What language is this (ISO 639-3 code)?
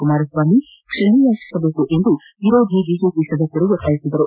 kan